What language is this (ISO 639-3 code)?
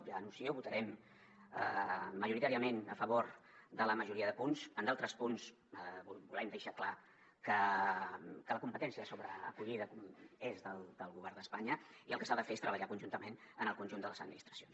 cat